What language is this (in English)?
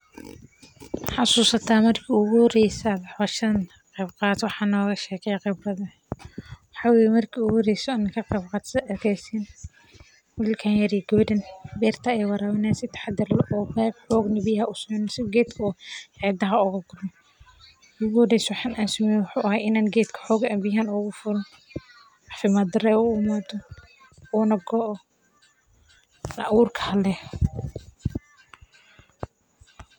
Somali